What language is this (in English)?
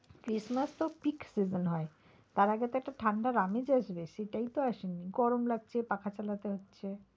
Bangla